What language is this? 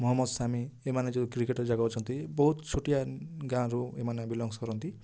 Odia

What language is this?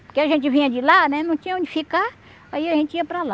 Portuguese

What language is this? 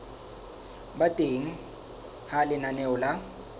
Southern Sotho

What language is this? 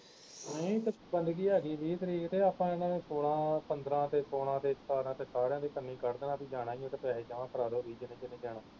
Punjabi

